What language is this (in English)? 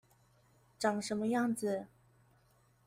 Chinese